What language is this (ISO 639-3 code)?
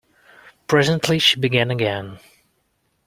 eng